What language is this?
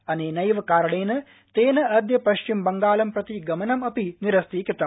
Sanskrit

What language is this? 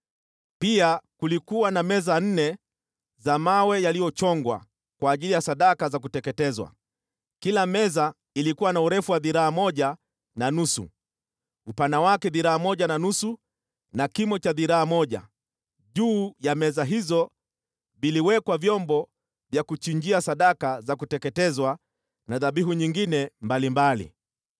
Swahili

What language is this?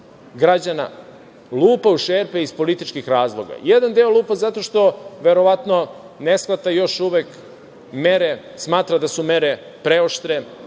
Serbian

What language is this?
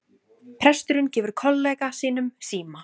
Icelandic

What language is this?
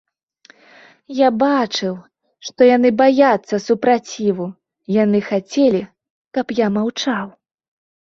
Belarusian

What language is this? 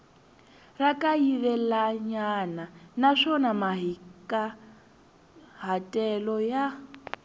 Tsonga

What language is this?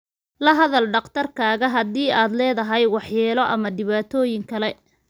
Somali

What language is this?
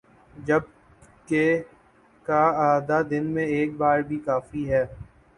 Urdu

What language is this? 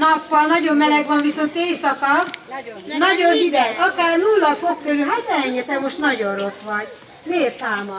Hungarian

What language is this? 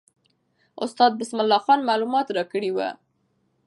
Pashto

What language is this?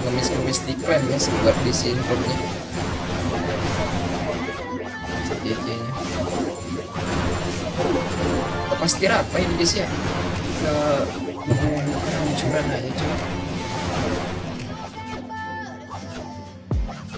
Indonesian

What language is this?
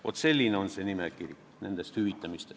Estonian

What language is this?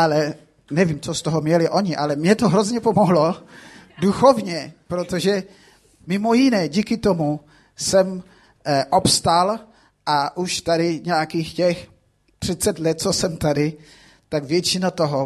Czech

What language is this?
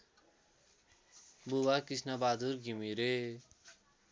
Nepali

